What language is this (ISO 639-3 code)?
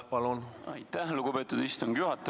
est